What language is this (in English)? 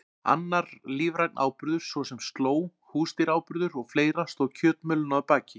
Icelandic